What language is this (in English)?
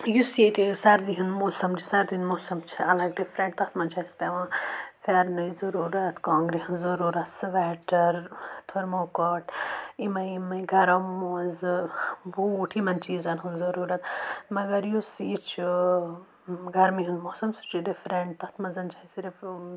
Kashmiri